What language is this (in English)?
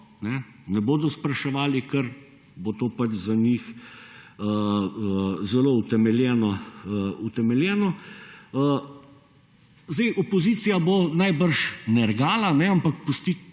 Slovenian